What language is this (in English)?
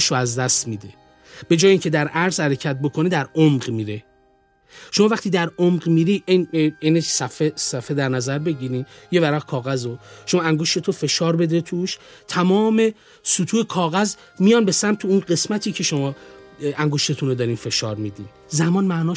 Persian